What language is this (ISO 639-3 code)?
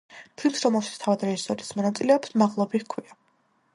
kat